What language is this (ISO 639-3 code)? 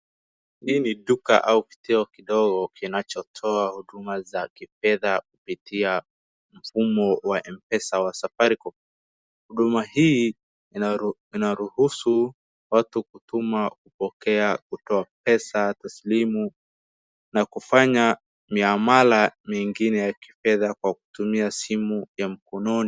swa